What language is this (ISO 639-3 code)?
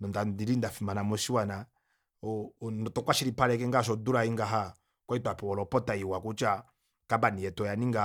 kua